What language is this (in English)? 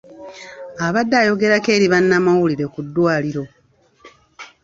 Ganda